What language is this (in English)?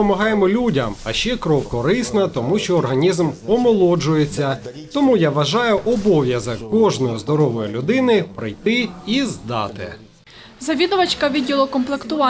Ukrainian